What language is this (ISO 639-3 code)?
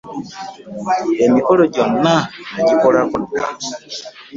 lug